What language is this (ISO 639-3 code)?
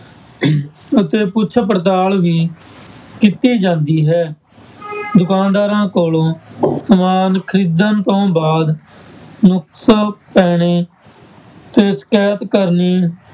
pan